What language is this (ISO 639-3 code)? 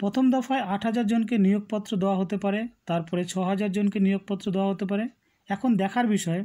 ron